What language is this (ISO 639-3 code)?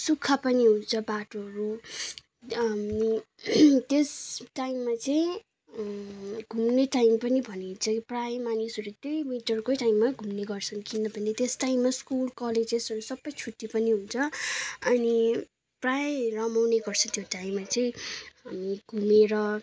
nep